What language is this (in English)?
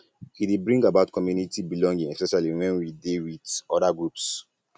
Nigerian Pidgin